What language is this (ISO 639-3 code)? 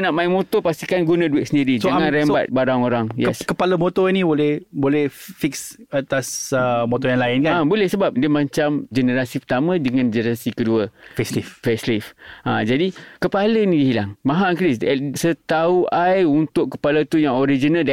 msa